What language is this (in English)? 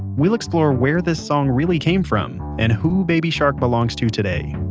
English